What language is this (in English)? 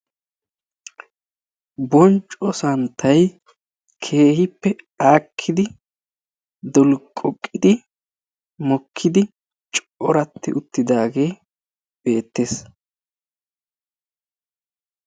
Wolaytta